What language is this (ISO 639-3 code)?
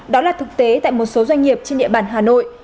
vie